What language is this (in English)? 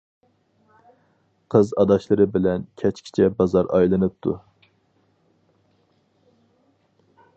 Uyghur